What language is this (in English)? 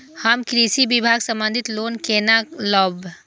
Maithili